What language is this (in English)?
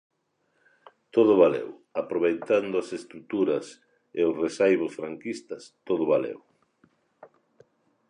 Galician